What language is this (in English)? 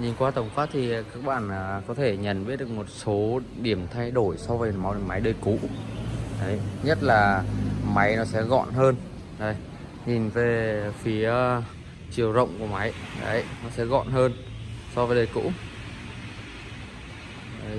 Vietnamese